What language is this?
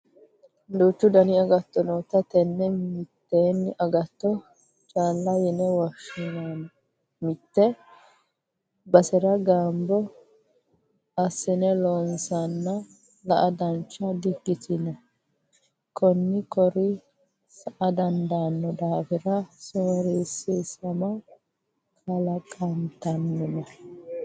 Sidamo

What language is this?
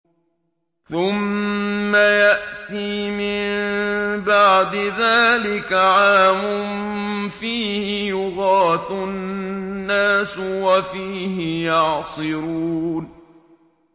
Arabic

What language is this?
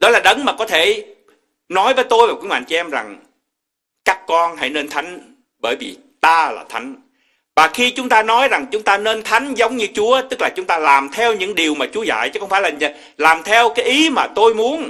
Vietnamese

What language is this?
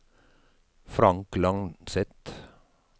Norwegian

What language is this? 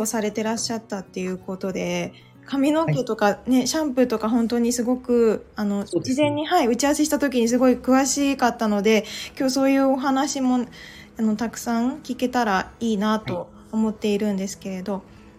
Japanese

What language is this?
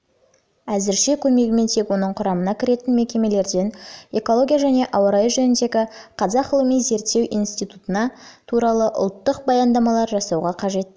Kazakh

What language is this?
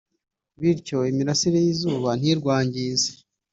Kinyarwanda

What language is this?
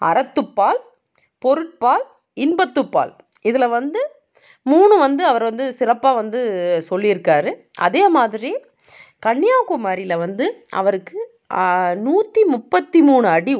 Tamil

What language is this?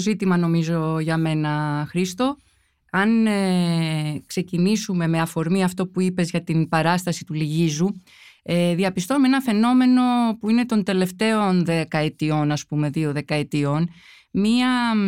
Greek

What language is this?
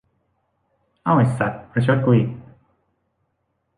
Thai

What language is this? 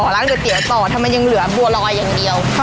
Thai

